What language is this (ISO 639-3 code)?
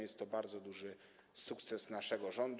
pol